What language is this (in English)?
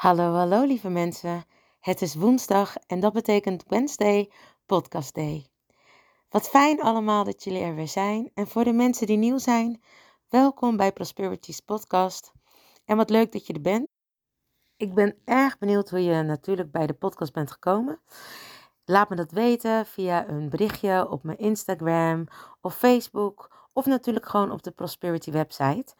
Dutch